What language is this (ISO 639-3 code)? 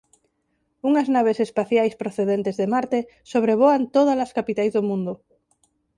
glg